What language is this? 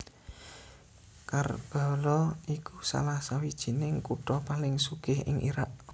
Javanese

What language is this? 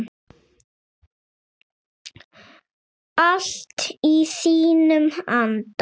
Icelandic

